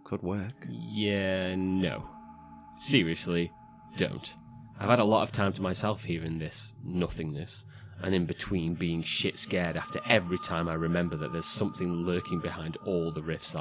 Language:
English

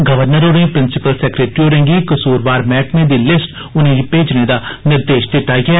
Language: Dogri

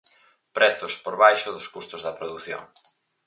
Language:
Galician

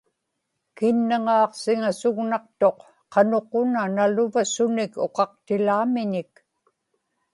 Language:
Inupiaq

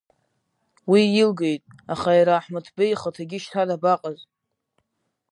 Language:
Abkhazian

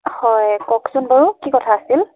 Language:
Assamese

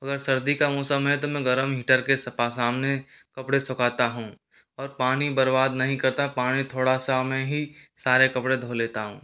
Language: Hindi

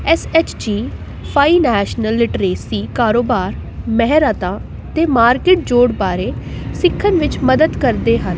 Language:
Punjabi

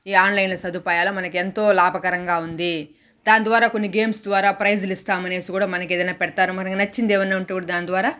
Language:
Telugu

